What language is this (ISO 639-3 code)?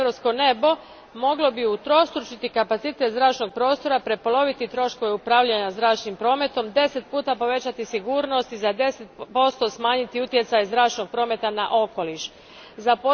hrv